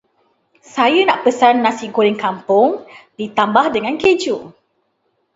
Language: Malay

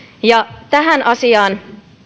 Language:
Finnish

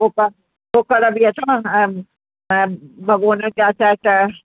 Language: Sindhi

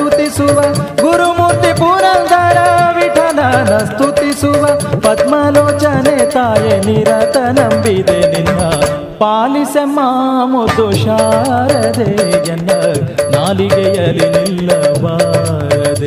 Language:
Kannada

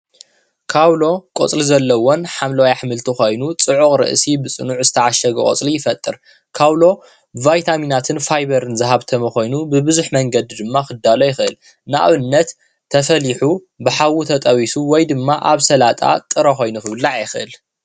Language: Tigrinya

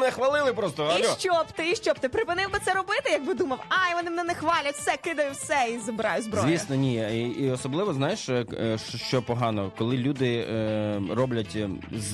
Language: Ukrainian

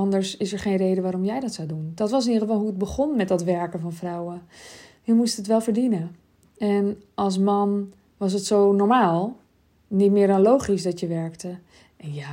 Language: Dutch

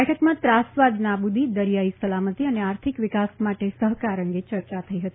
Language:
Gujarati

